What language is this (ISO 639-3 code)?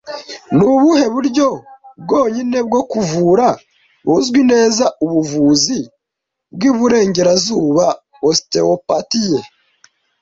kin